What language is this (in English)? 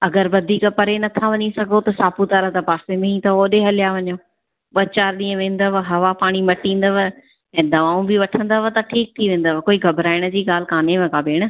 Sindhi